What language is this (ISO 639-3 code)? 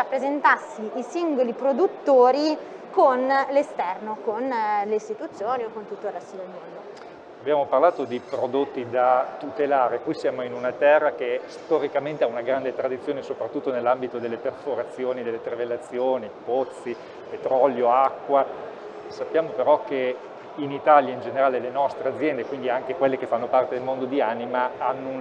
ita